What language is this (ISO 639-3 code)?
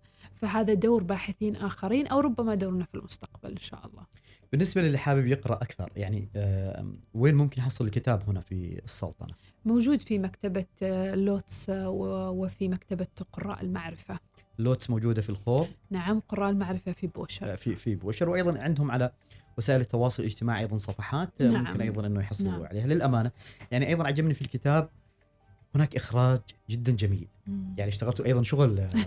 ara